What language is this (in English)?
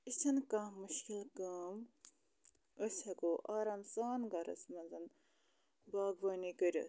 Kashmiri